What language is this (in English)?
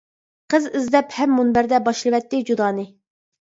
Uyghur